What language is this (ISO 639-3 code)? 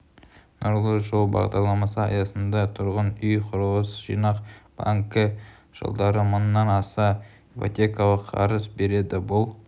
kaz